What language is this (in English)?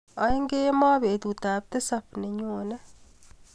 Kalenjin